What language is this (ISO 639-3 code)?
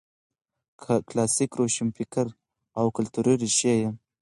pus